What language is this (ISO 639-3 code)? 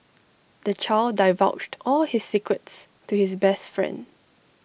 eng